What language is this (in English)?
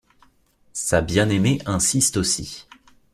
French